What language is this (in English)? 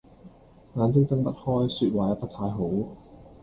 Cantonese